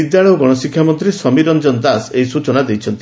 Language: Odia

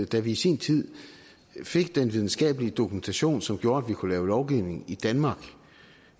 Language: Danish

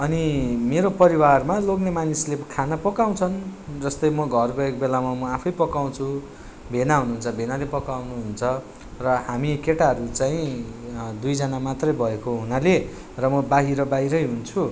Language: Nepali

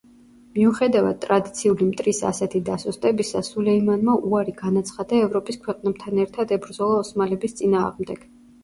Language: Georgian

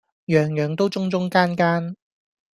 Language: Cantonese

